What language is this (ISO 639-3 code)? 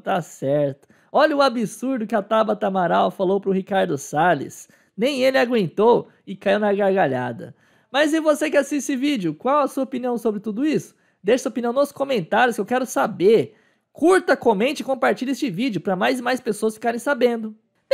por